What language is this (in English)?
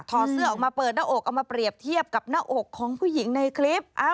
Thai